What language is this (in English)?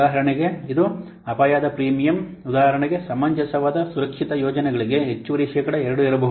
Kannada